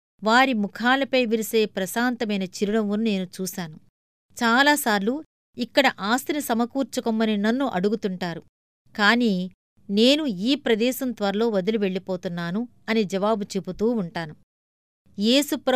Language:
Telugu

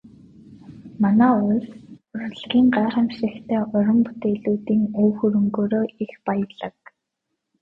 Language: Mongolian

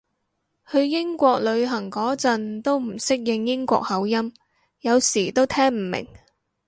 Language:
Cantonese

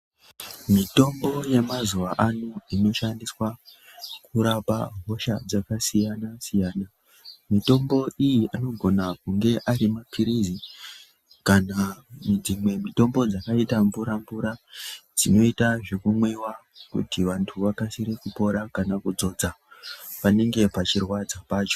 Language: Ndau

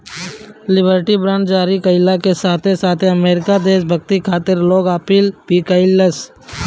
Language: Bhojpuri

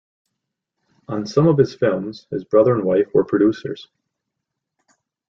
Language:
English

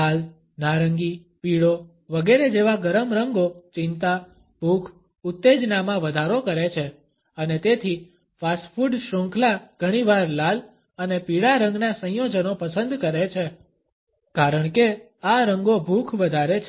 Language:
Gujarati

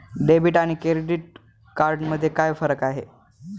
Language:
Marathi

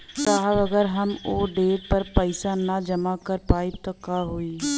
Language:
Bhojpuri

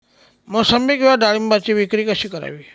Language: Marathi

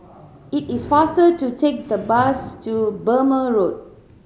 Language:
English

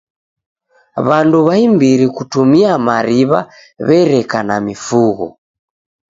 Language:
Taita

